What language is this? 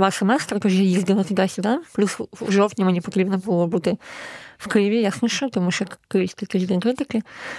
Ukrainian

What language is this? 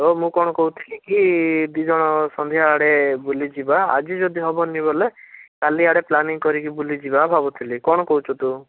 Odia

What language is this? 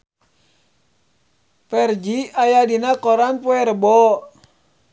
Sundanese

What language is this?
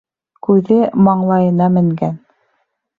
Bashkir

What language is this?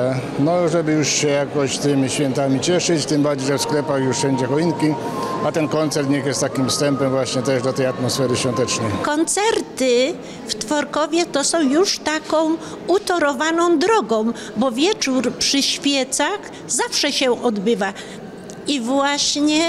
Polish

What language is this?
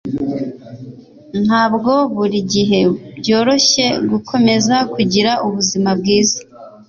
Kinyarwanda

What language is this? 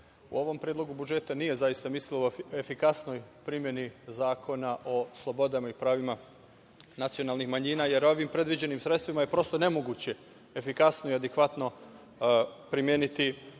Serbian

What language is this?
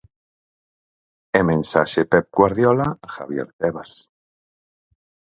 Galician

